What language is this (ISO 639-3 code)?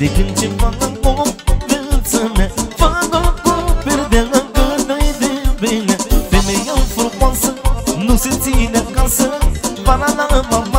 ron